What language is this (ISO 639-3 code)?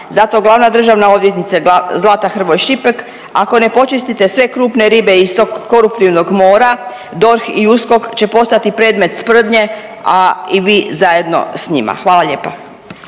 hrv